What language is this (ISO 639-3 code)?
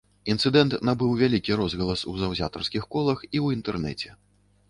bel